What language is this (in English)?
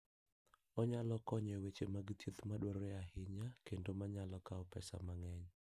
Luo (Kenya and Tanzania)